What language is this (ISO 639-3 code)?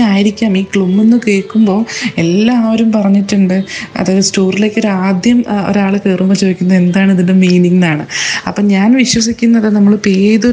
mal